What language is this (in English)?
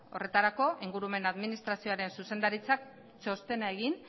Basque